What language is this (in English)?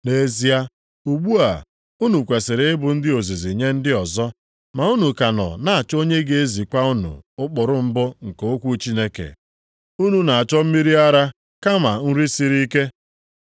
Igbo